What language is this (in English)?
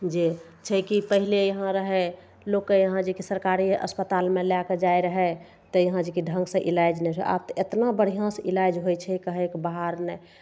Maithili